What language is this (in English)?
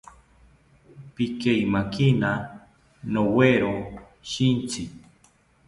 South Ucayali Ashéninka